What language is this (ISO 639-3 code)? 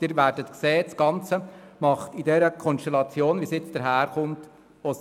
gsw